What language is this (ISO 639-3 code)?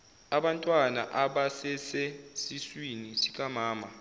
zul